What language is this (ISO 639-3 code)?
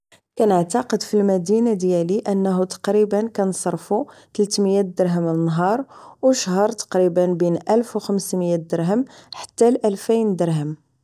ary